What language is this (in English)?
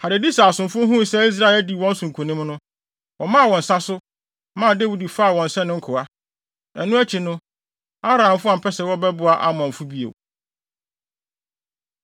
Akan